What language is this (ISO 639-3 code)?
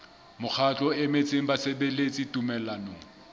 sot